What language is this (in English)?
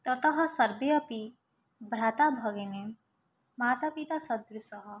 Sanskrit